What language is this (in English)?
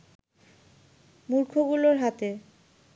Bangla